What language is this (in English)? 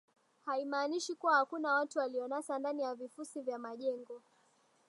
Swahili